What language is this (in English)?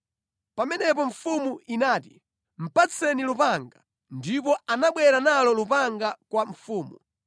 Nyanja